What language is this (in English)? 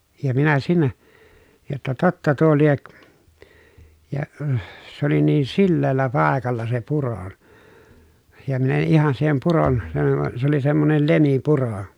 Finnish